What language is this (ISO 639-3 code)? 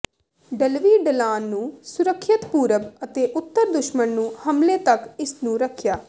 pan